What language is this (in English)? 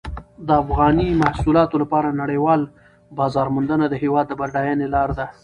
Pashto